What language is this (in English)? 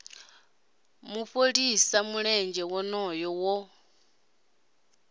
Venda